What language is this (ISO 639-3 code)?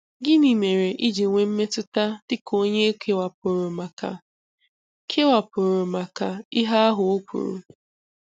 ibo